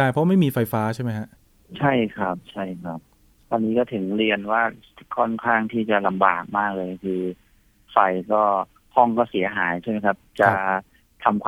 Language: Thai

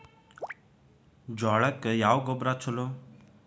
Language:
Kannada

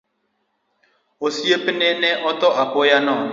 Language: Luo (Kenya and Tanzania)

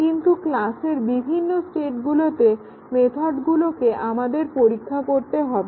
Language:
Bangla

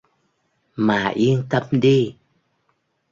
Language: Vietnamese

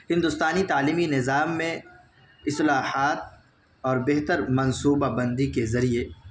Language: Urdu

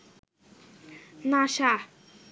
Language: Bangla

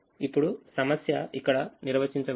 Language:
Telugu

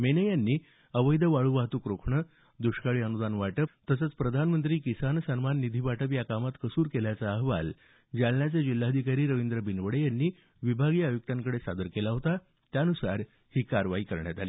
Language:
Marathi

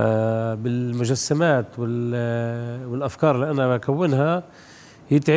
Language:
Arabic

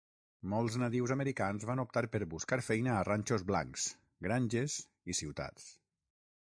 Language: Catalan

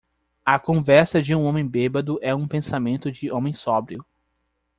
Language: Portuguese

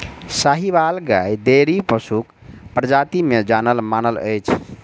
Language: Maithili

